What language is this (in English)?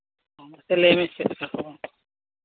Santali